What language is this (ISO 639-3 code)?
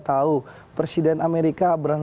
ind